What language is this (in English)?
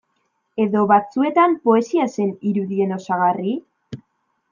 Basque